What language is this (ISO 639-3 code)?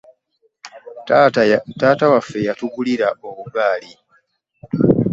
lug